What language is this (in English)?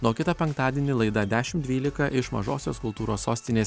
Lithuanian